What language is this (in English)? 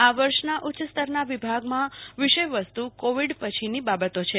Gujarati